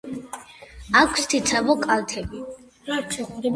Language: Georgian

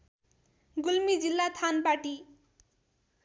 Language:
Nepali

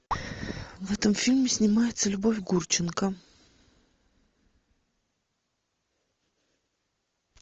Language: Russian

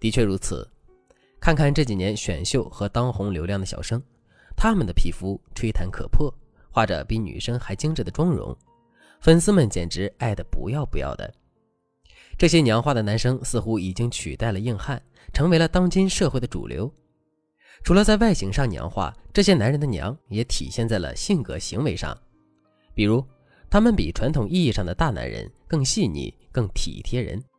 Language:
Chinese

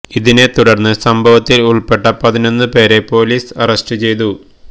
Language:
Malayalam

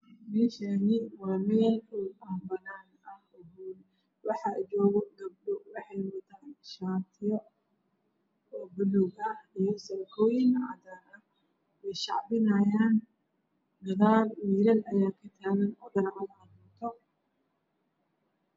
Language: Somali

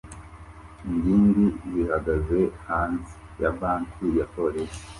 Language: Kinyarwanda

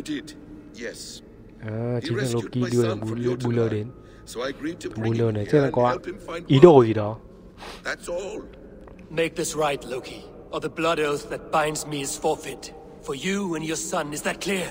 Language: Vietnamese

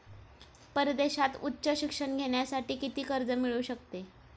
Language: Marathi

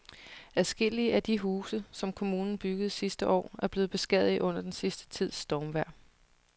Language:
Danish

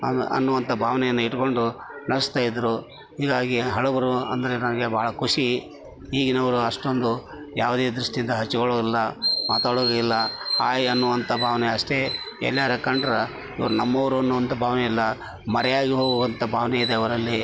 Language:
Kannada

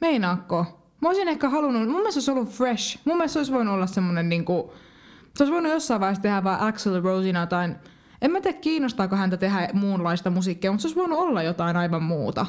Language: Finnish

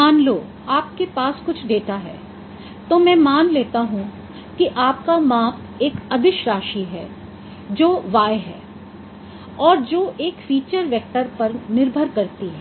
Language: Hindi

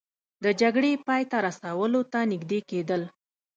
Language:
Pashto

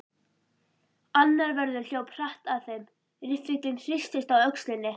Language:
Icelandic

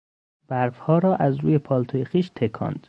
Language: Persian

